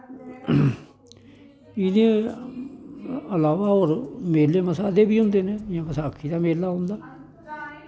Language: Dogri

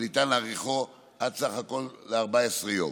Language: Hebrew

